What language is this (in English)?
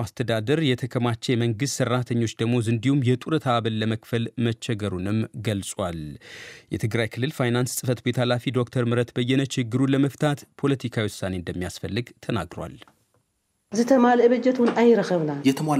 Amharic